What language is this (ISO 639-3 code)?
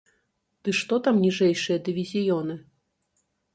bel